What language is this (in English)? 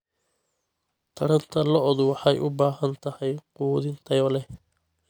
Somali